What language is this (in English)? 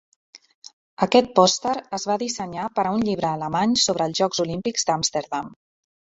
Catalan